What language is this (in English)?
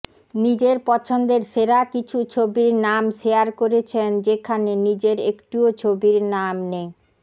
Bangla